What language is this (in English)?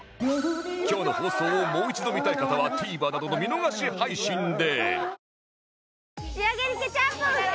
Japanese